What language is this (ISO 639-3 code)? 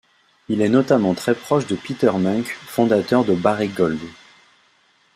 fra